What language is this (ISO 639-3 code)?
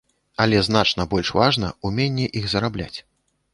bel